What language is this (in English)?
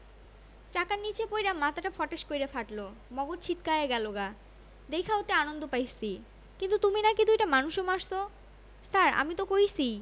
Bangla